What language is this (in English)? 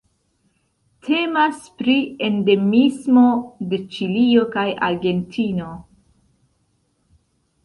Esperanto